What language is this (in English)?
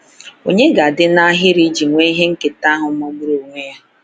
Igbo